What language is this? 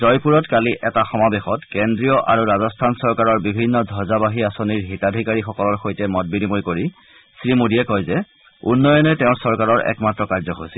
Assamese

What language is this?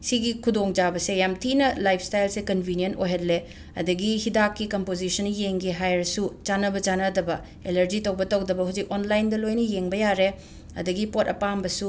Manipuri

